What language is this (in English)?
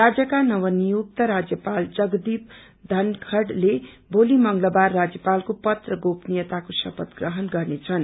Nepali